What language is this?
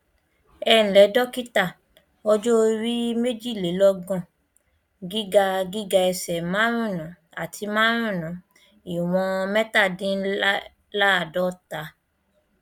Yoruba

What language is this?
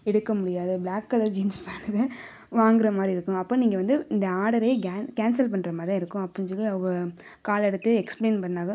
Tamil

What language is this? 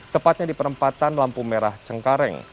Indonesian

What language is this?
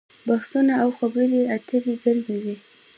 Pashto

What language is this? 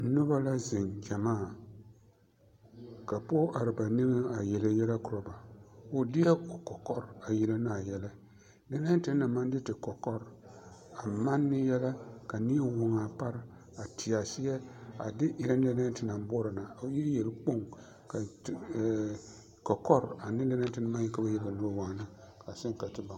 Southern Dagaare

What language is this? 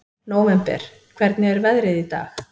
Icelandic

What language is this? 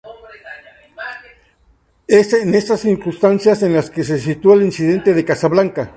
Spanish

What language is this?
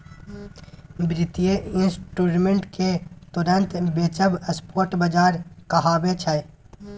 Maithili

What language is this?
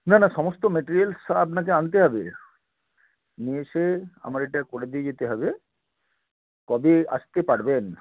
Bangla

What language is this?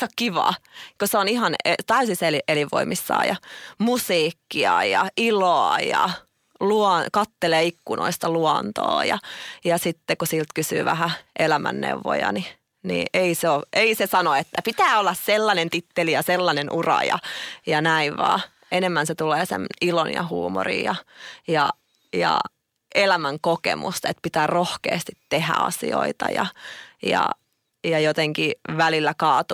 Finnish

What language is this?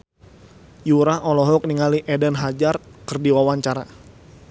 Sundanese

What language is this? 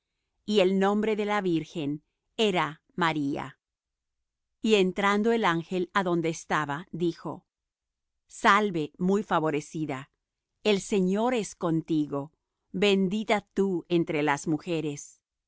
Spanish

